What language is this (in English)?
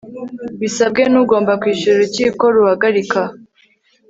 Kinyarwanda